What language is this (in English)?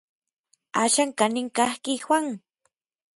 Orizaba Nahuatl